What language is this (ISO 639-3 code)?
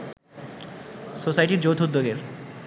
ben